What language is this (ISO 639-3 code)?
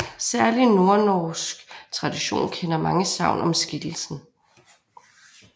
dan